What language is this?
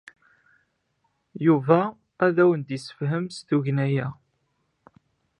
Kabyle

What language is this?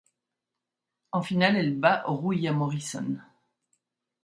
French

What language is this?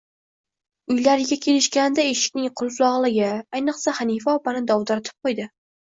Uzbek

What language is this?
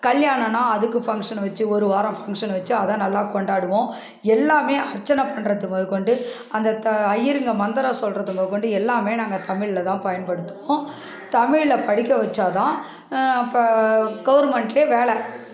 Tamil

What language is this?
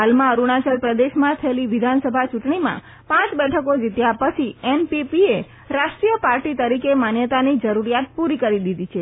Gujarati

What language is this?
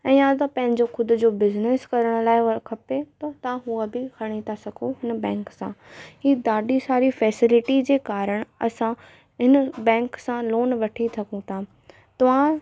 Sindhi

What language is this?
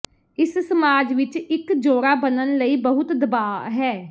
Punjabi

